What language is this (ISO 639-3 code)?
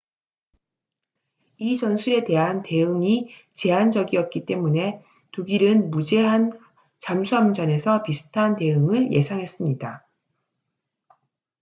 kor